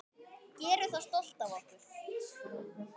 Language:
Icelandic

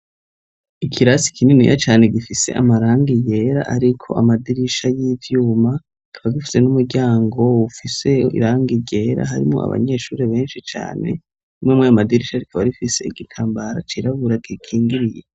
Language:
Rundi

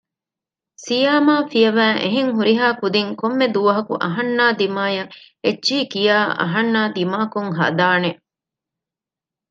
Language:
Divehi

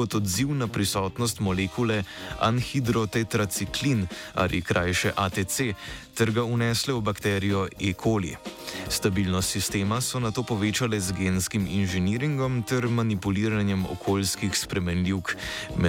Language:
Croatian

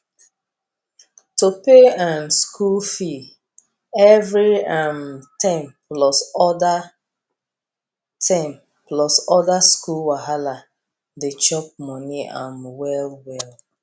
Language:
Nigerian Pidgin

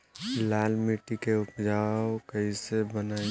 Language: Bhojpuri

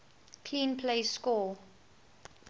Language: English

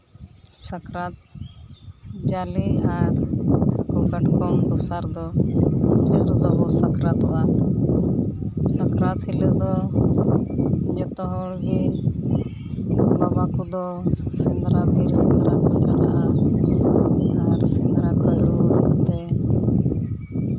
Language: Santali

